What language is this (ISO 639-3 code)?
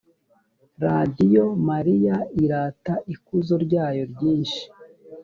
kin